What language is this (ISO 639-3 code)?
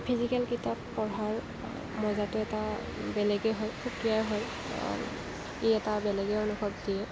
asm